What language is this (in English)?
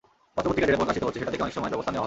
Bangla